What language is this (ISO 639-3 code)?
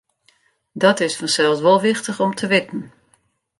fry